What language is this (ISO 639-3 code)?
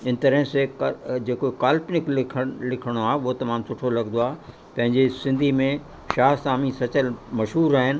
snd